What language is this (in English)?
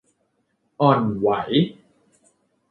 Thai